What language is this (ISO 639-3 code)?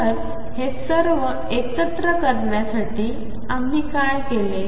mar